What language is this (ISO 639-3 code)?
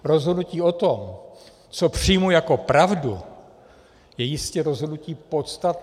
ces